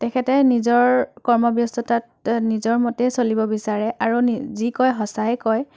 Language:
Assamese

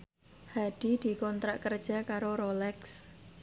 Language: Javanese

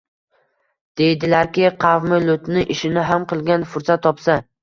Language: Uzbek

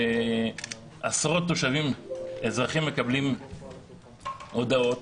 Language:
Hebrew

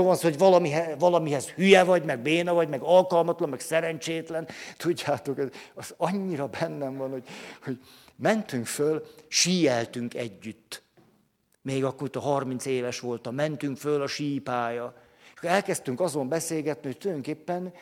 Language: Hungarian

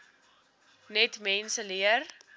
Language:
Afrikaans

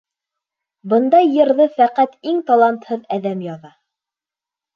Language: Bashkir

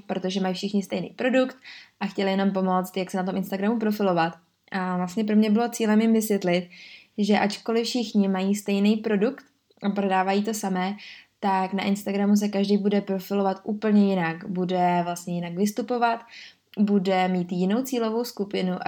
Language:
Czech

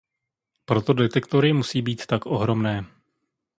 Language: Czech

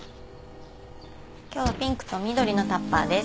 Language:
Japanese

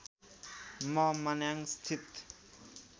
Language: Nepali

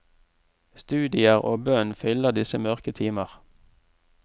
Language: Norwegian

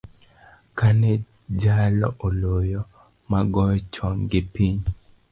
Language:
Luo (Kenya and Tanzania)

